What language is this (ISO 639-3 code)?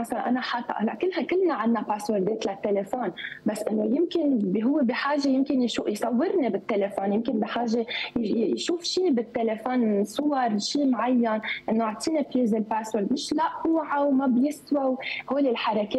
ara